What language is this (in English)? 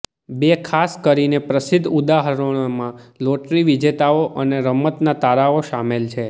Gujarati